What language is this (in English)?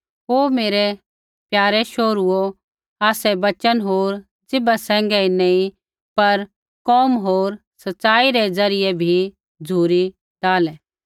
Kullu Pahari